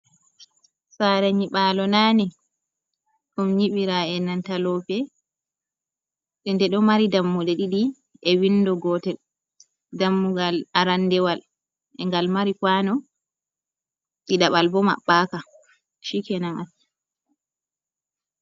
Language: Fula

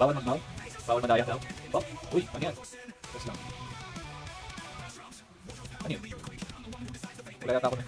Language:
Filipino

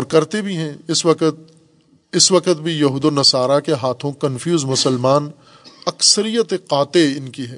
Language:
Urdu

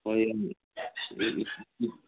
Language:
Manipuri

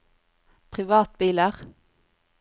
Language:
Norwegian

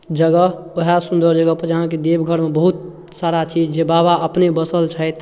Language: Maithili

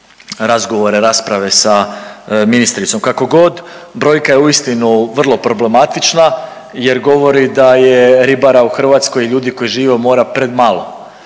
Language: Croatian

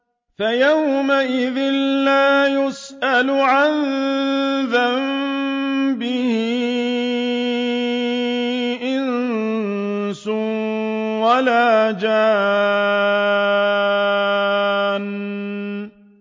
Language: Arabic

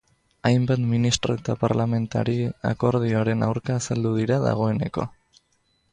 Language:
Basque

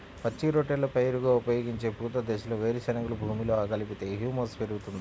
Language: Telugu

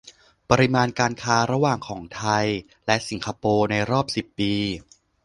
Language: Thai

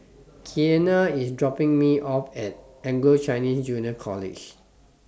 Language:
English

